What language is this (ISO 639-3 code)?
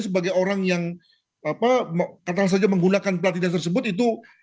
ind